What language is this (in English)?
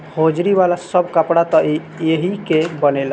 Bhojpuri